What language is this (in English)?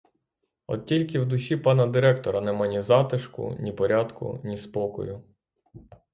Ukrainian